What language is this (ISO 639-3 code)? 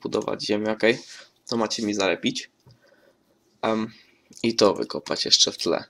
pol